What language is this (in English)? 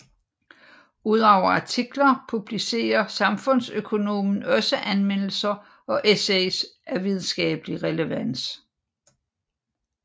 Danish